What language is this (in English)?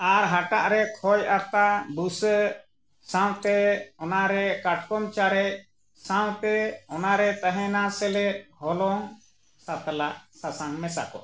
Santali